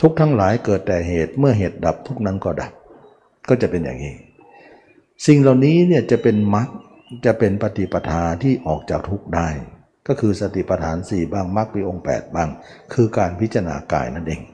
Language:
Thai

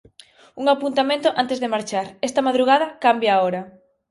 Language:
Galician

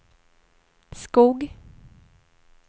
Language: Swedish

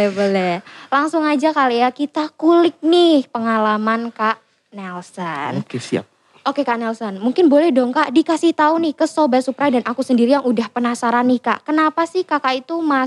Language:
Indonesian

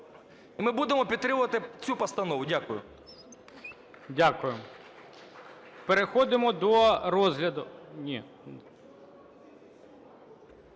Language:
Ukrainian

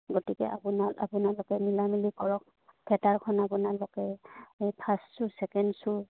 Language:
Assamese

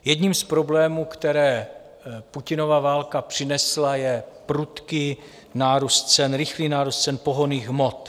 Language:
Czech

